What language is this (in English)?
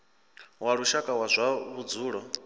Venda